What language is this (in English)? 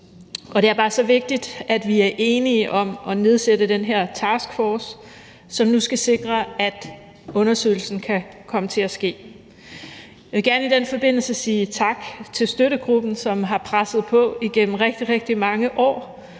Danish